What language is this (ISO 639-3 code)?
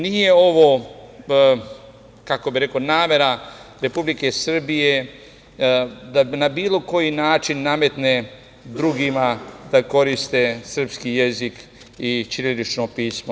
srp